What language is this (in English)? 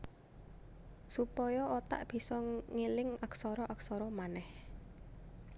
Javanese